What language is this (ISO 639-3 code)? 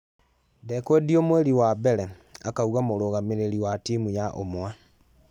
kik